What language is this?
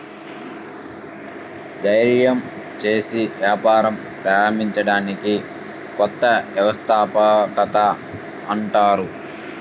Telugu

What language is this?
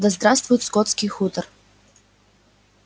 Russian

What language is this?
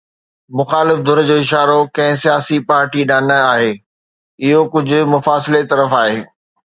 Sindhi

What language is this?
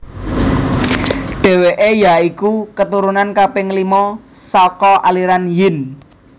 Javanese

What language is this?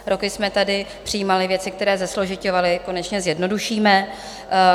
Czech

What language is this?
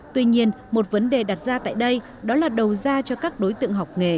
Vietnamese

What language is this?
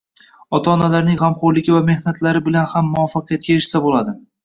Uzbek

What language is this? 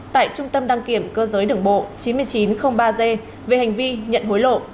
Vietnamese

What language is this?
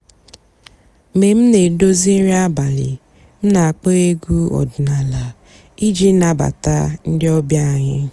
Igbo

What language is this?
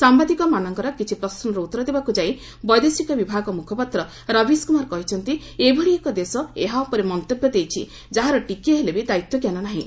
Odia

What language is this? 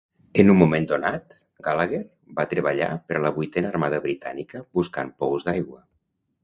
Catalan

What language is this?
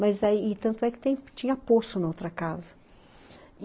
Portuguese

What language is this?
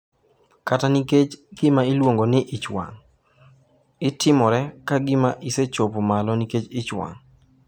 Luo (Kenya and Tanzania)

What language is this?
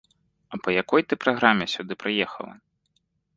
Belarusian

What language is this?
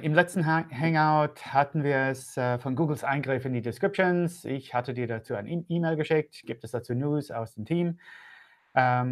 German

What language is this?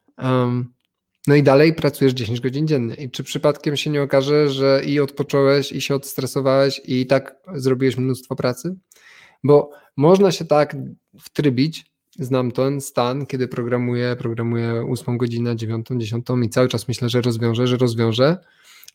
Polish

